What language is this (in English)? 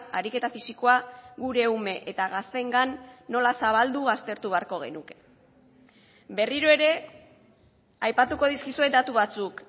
Basque